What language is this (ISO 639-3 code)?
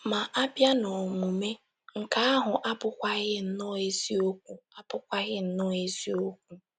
ibo